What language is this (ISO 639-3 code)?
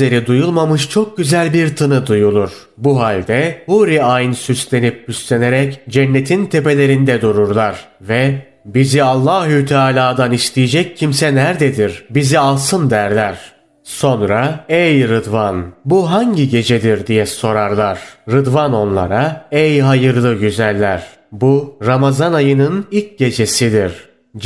tur